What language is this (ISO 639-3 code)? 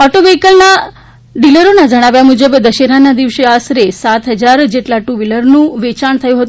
guj